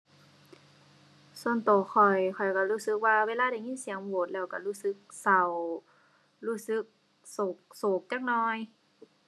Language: Thai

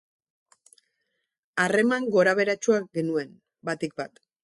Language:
Basque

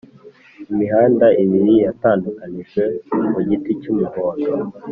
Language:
Kinyarwanda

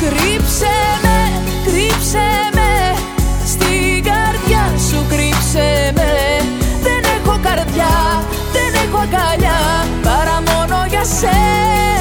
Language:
Greek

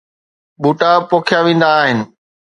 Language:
Sindhi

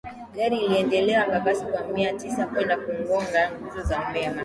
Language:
Swahili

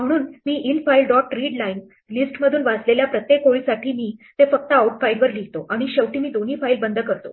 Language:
Marathi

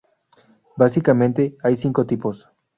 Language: Spanish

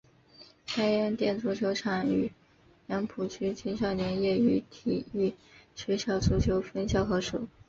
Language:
Chinese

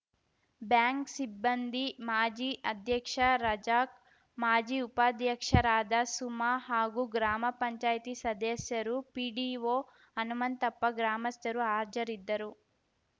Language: Kannada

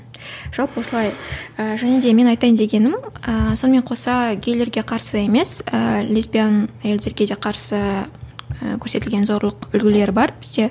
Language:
Kazakh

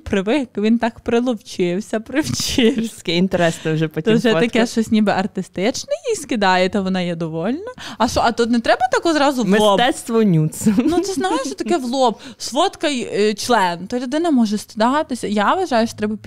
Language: Ukrainian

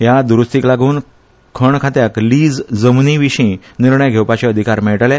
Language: Konkani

